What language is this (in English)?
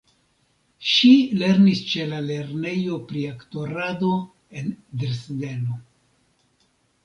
Esperanto